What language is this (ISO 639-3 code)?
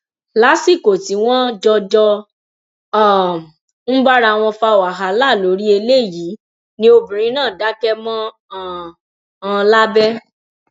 yor